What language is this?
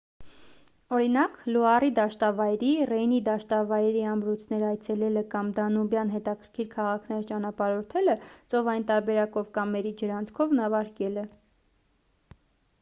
Armenian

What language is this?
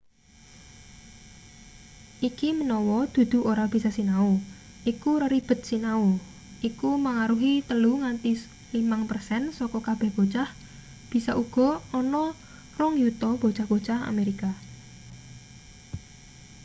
Javanese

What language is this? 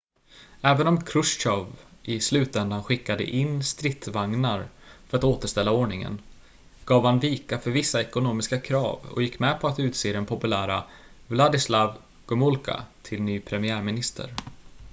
Swedish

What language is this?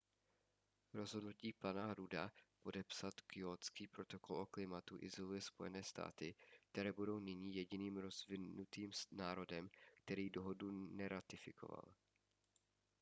Czech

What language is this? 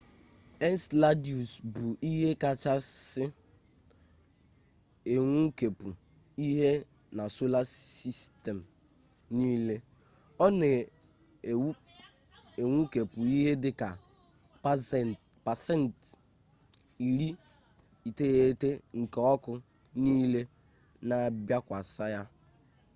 Igbo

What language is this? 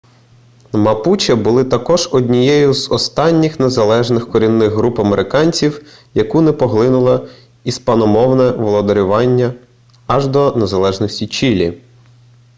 Ukrainian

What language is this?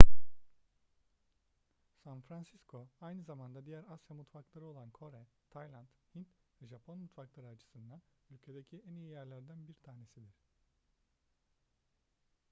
Turkish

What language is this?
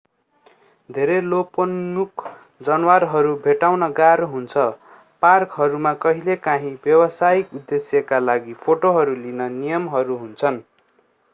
Nepali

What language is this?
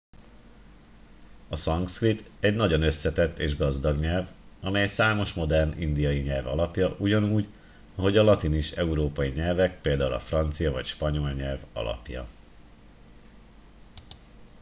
Hungarian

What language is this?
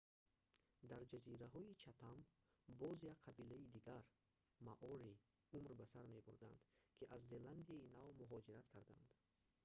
Tajik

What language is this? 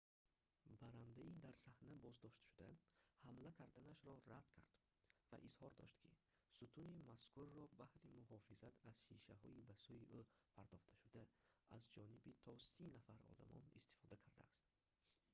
Tajik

